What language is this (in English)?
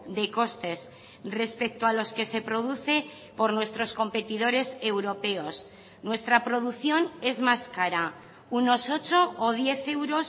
Spanish